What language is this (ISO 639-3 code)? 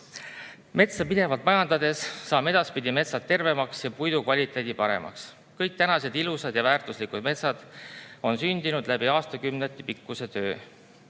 est